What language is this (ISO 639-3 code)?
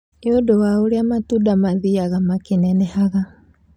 kik